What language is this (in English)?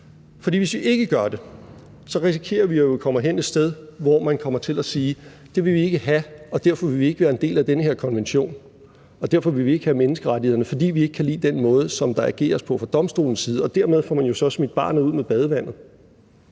Danish